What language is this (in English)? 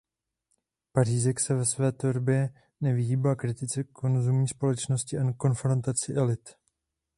Czech